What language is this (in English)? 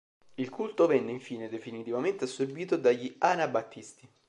Italian